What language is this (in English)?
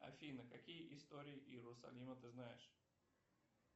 Russian